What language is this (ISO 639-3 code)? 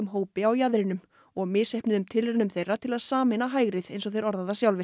isl